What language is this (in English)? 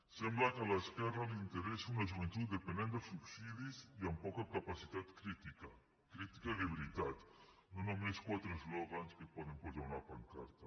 Catalan